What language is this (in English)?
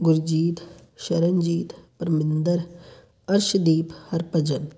Punjabi